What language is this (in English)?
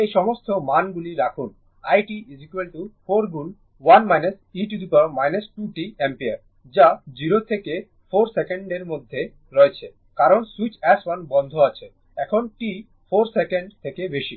Bangla